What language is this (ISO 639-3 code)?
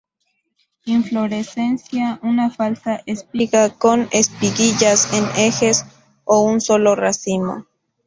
spa